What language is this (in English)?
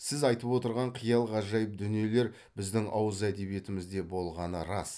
Kazakh